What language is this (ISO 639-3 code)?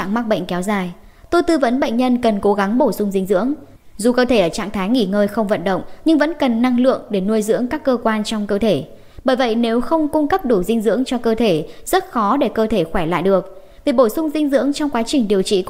vie